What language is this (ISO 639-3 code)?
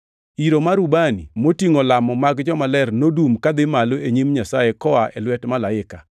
luo